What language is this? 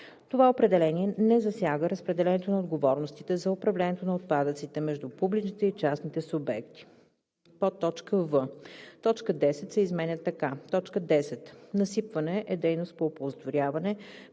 Bulgarian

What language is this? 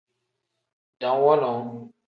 Tem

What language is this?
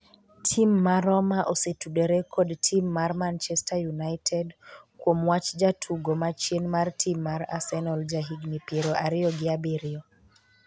Luo (Kenya and Tanzania)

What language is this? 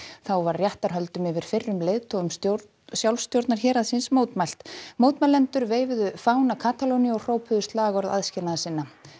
Icelandic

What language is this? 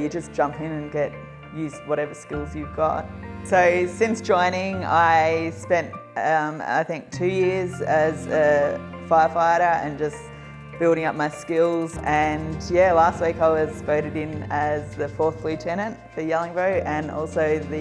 English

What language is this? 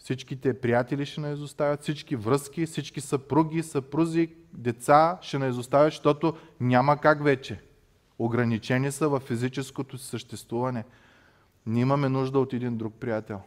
Bulgarian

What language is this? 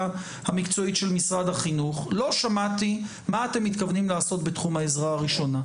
Hebrew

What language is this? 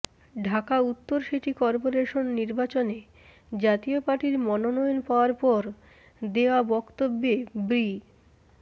Bangla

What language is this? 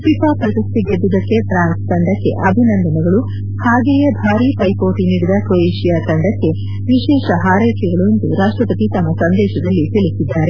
Kannada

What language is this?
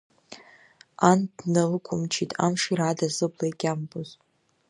Abkhazian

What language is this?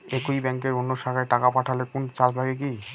Bangla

